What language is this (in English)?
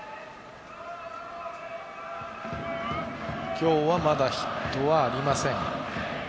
Japanese